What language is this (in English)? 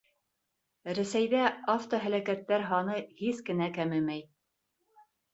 Bashkir